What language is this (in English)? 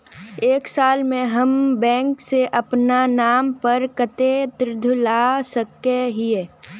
Magahi